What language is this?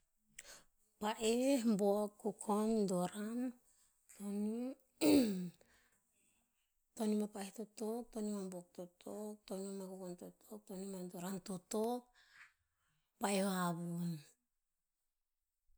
Tinputz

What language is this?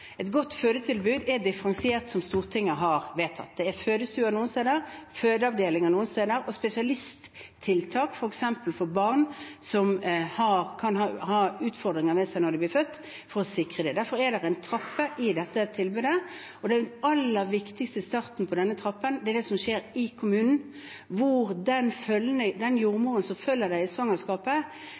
Norwegian Bokmål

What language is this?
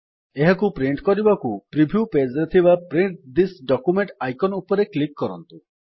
Odia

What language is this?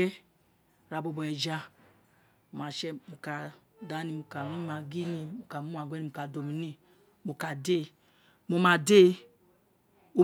Isekiri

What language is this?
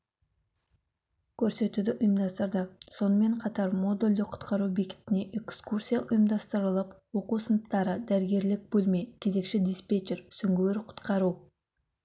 Kazakh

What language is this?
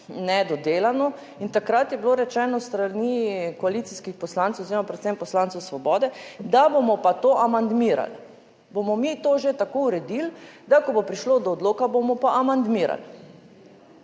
Slovenian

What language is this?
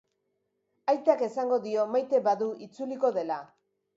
Basque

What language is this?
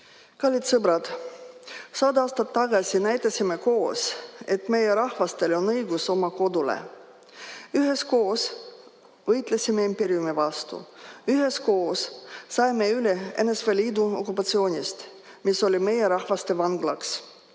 Estonian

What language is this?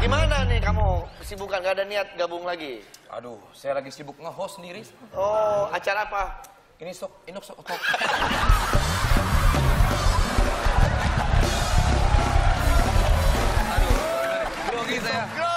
Indonesian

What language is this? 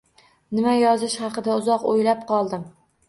Uzbek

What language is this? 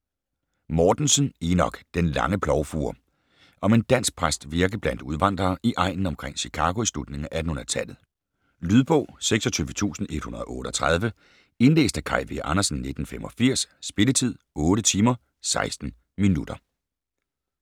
Danish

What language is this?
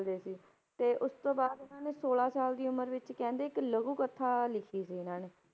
Punjabi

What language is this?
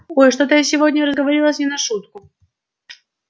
Russian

